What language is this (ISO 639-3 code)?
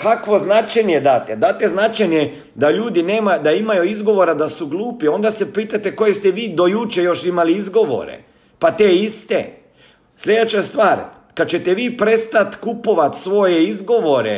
hrv